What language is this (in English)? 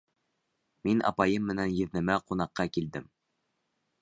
Bashkir